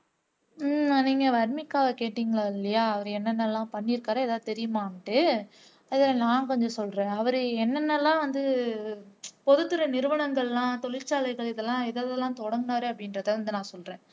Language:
Tamil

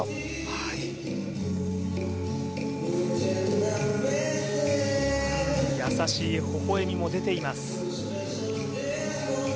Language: Japanese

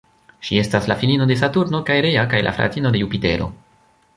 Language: Esperanto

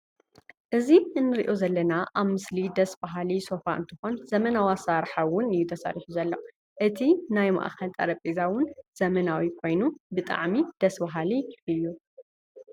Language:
Tigrinya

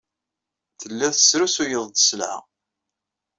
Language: Kabyle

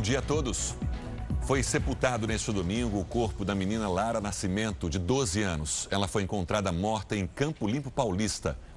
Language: Portuguese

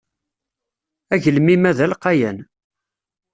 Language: Kabyle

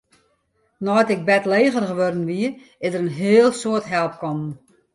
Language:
Western Frisian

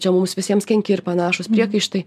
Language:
Lithuanian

